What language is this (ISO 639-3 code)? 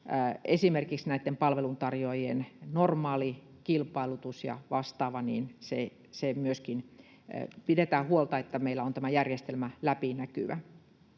fin